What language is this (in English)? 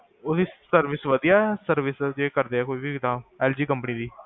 Punjabi